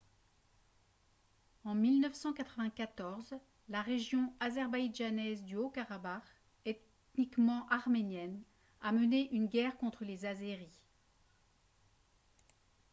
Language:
French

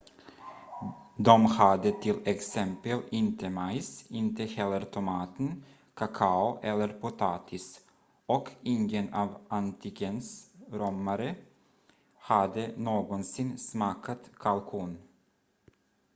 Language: Swedish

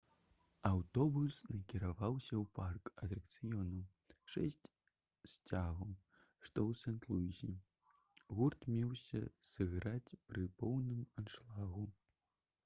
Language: Belarusian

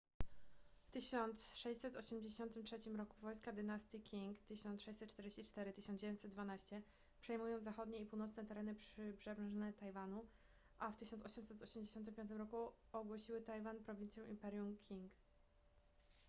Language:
Polish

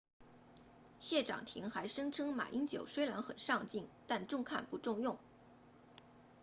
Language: Chinese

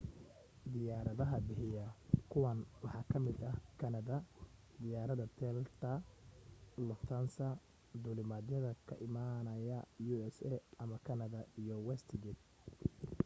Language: Somali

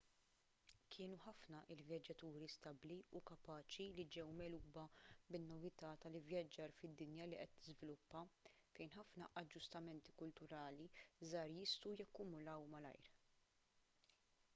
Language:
Maltese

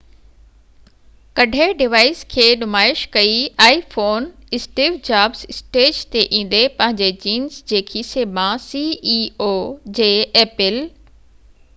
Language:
Sindhi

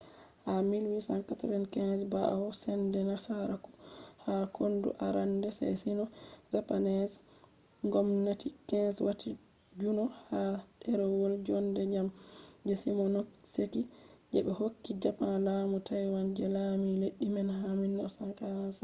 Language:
Fula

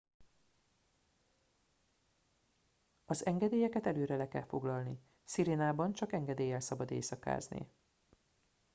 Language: Hungarian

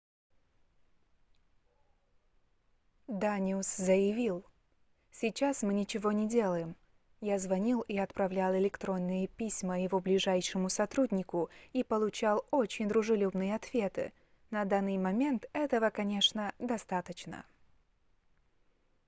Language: Russian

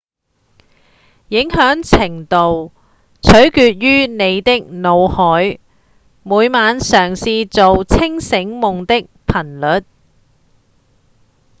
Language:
Cantonese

